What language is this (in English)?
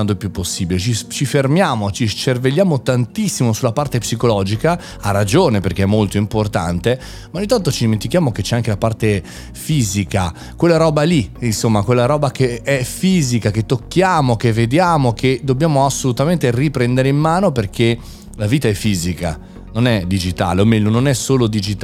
Italian